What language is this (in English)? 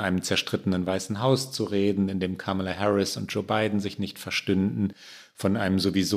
German